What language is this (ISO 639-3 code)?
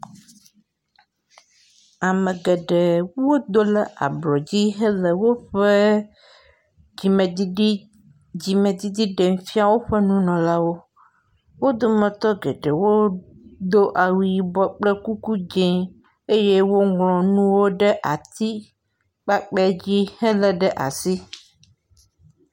ewe